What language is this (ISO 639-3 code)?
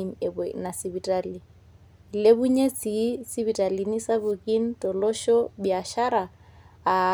mas